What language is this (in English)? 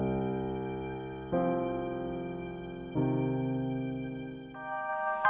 Indonesian